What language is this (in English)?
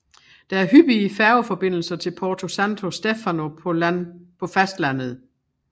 Danish